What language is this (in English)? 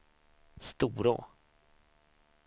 Swedish